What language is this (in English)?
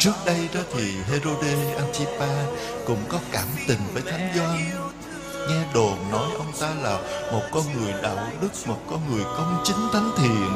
Vietnamese